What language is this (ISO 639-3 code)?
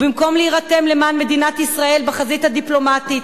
heb